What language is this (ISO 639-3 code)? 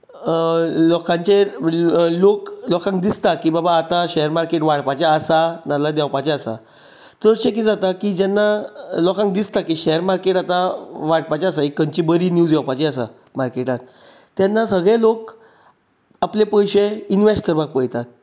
kok